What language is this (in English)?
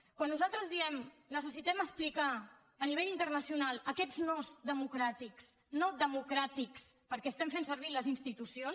Catalan